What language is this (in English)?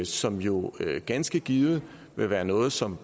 Danish